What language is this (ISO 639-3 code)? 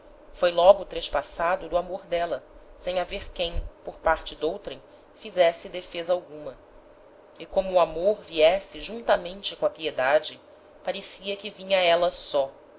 por